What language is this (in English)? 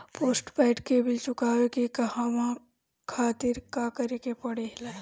Bhojpuri